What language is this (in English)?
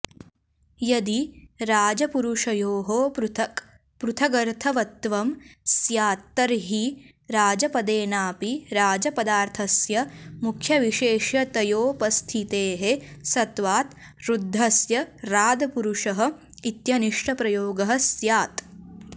Sanskrit